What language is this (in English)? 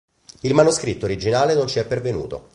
Italian